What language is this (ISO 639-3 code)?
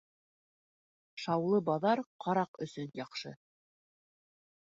bak